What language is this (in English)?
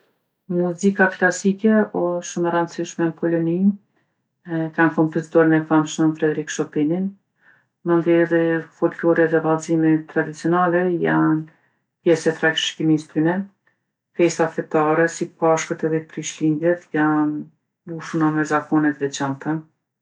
Gheg Albanian